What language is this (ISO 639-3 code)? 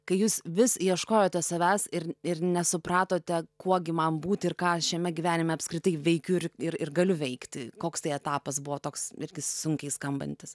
lit